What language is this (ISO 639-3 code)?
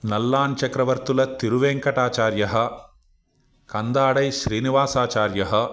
san